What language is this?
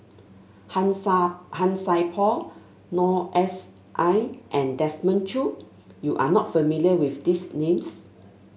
English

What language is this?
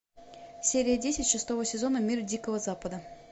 Russian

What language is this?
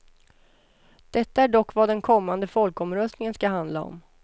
Swedish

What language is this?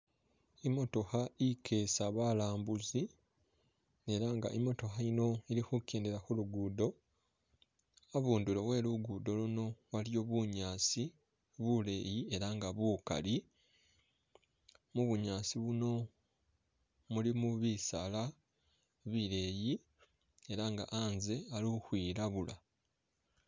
Masaaba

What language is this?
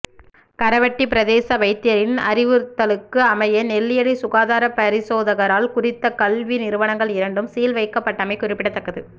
Tamil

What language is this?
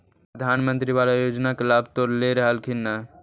Magahi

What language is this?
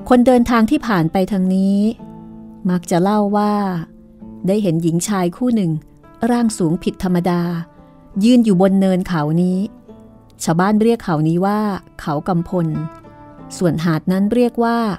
Thai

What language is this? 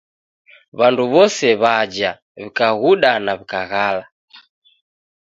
Taita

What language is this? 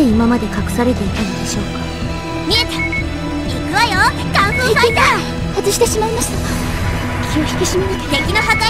Japanese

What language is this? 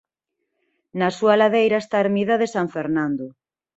Galician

